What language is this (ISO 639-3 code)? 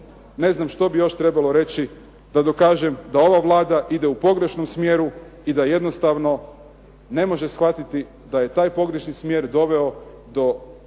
hrv